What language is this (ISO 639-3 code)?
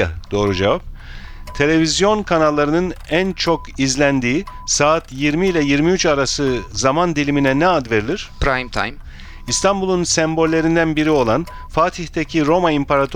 tur